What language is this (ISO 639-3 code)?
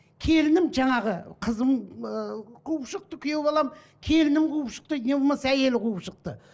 kaz